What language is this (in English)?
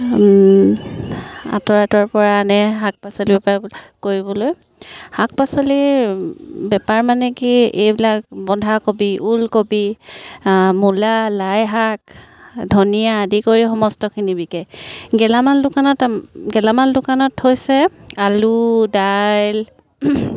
Assamese